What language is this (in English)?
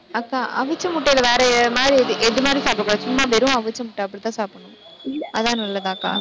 Tamil